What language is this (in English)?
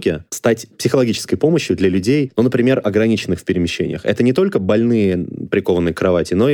Russian